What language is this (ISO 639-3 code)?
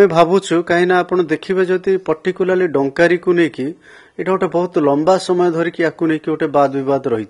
ben